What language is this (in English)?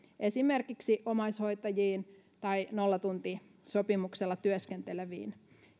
Finnish